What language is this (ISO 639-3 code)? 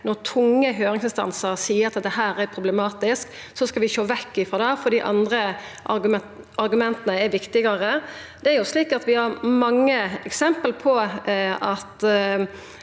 nor